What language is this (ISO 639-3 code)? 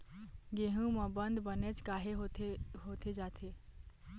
hne